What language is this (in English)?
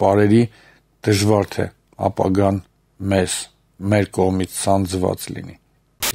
Romanian